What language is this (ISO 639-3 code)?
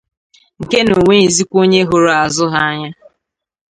ibo